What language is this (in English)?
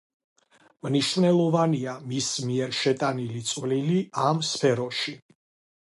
Georgian